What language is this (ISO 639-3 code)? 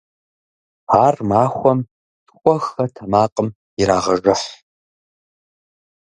kbd